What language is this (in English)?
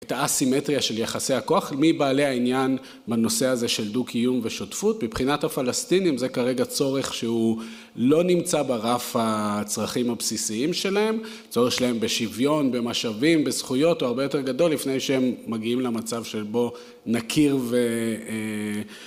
Hebrew